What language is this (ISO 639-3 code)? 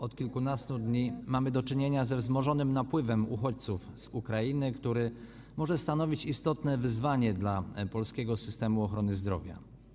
pol